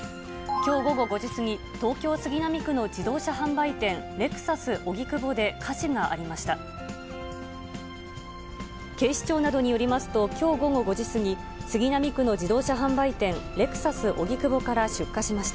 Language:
Japanese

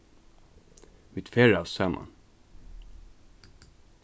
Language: Faroese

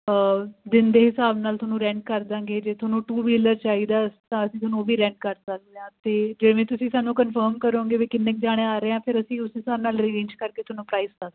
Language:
Punjabi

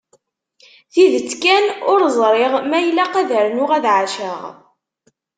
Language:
Kabyle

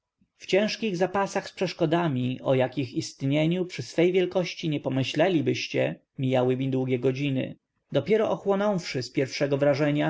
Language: Polish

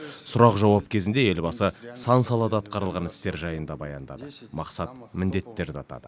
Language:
Kazakh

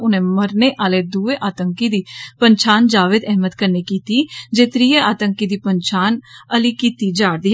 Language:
Dogri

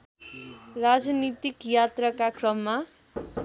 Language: Nepali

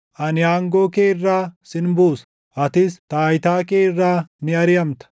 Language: Oromo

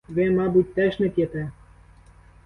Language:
Ukrainian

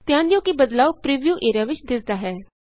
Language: Punjabi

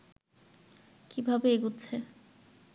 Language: Bangla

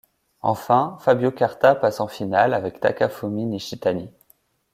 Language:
French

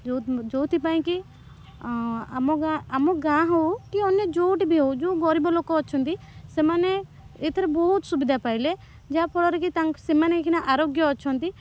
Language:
Odia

